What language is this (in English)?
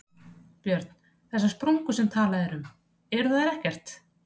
Icelandic